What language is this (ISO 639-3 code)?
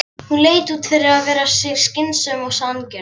isl